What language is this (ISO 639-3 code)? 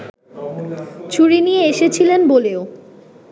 ben